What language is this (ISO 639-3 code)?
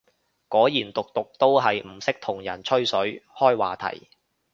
yue